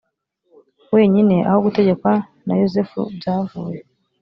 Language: Kinyarwanda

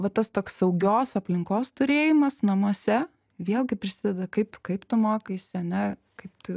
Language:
Lithuanian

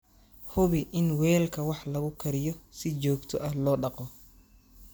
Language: Somali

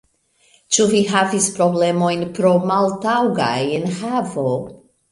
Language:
Esperanto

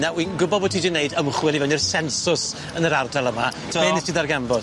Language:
Welsh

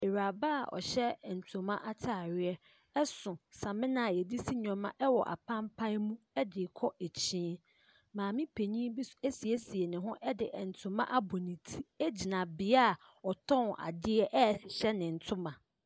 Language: Akan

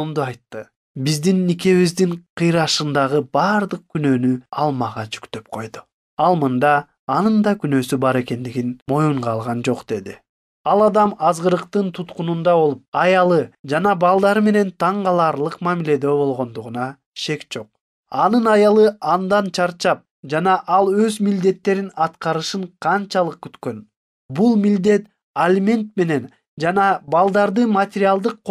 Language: Turkish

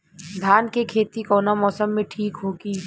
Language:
Bhojpuri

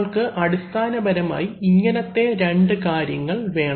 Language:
Malayalam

